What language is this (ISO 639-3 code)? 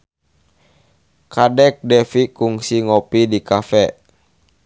sun